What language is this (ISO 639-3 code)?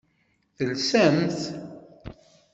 kab